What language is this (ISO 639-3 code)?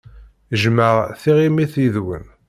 kab